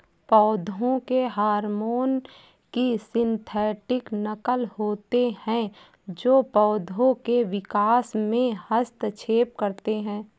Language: Hindi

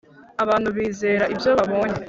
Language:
Kinyarwanda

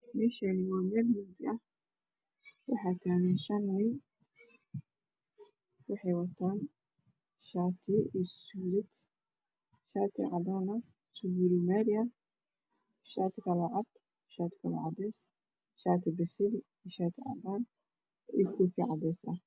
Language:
Somali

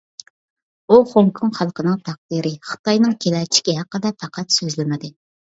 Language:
Uyghur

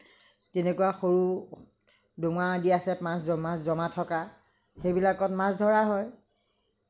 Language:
Assamese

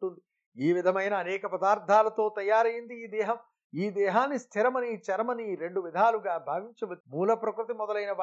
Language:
Telugu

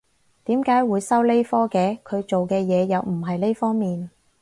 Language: Cantonese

